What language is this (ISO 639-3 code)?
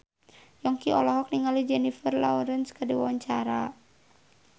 sun